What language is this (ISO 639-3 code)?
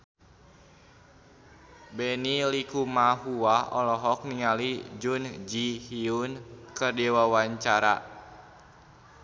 sun